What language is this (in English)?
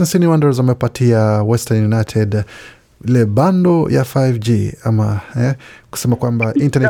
Swahili